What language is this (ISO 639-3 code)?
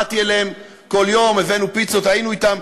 heb